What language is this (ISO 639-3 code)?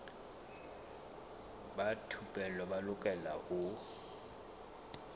sot